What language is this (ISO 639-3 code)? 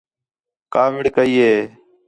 xhe